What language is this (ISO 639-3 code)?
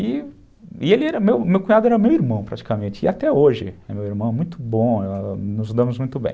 por